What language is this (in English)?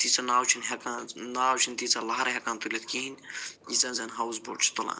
Kashmiri